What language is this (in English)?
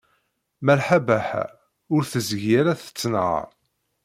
Kabyle